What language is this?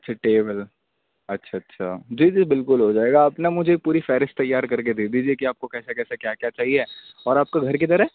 Urdu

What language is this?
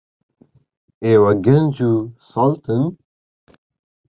Central Kurdish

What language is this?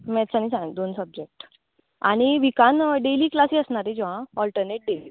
Konkani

